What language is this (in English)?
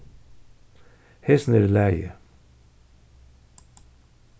Faroese